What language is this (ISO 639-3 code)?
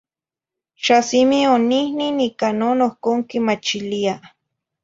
nhi